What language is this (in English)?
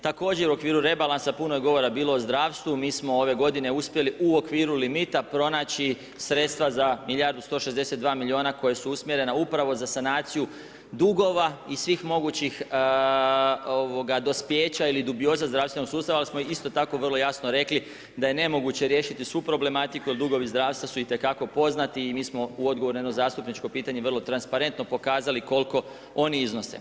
Croatian